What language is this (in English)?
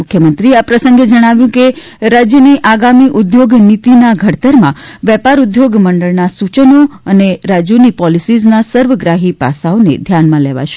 Gujarati